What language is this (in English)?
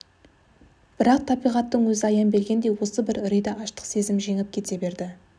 Kazakh